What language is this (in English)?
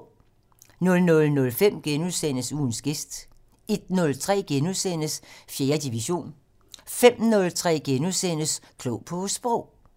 Danish